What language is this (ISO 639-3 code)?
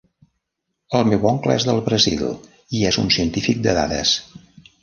cat